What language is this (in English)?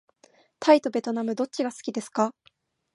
Japanese